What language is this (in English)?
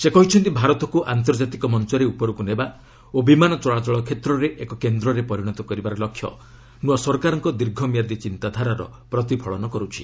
Odia